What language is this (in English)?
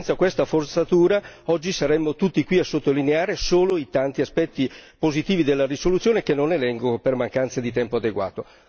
Italian